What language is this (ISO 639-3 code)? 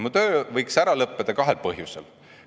est